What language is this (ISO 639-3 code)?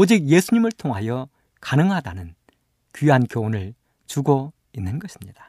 kor